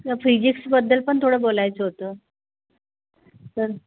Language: Marathi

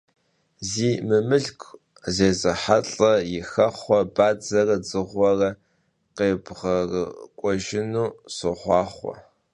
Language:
Kabardian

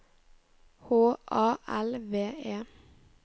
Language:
Norwegian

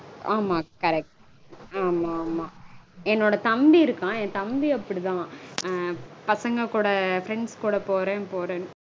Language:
Tamil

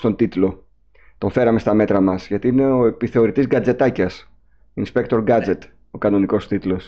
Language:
Greek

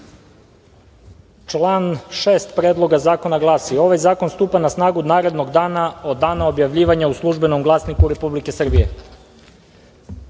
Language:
Serbian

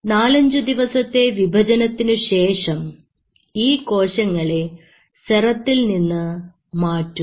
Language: Malayalam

